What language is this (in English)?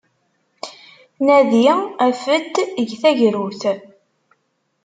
Kabyle